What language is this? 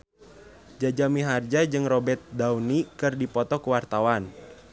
Sundanese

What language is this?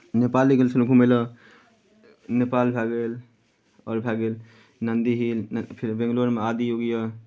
Maithili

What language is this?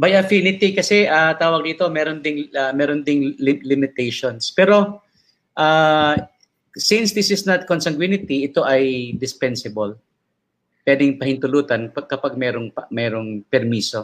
Filipino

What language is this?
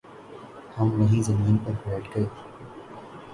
Urdu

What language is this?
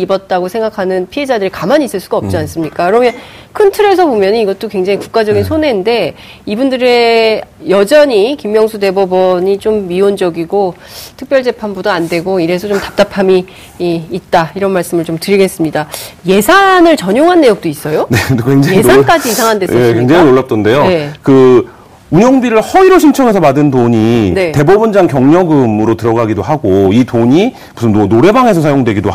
Korean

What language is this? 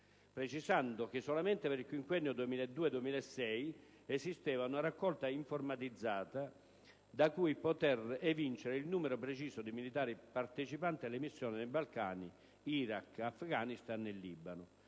Italian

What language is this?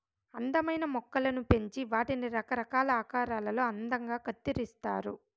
Telugu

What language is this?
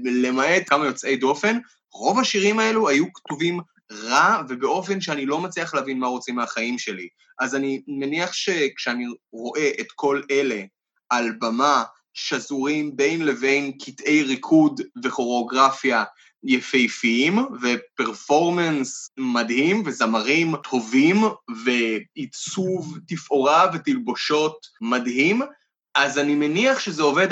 Hebrew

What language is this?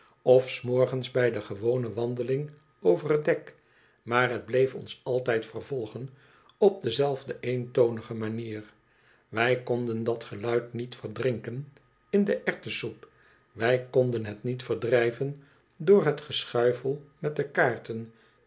Dutch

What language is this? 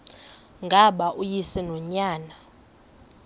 Xhosa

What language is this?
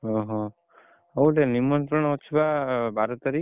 Odia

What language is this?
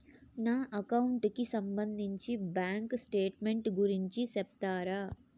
Telugu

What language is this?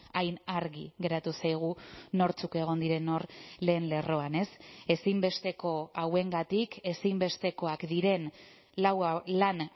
Basque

